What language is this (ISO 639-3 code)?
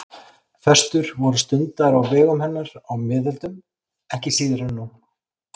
isl